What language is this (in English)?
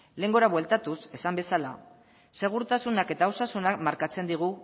Basque